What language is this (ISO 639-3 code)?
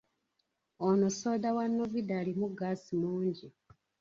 lug